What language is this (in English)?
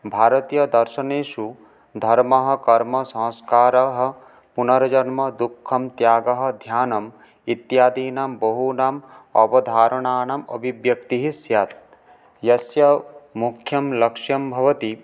Sanskrit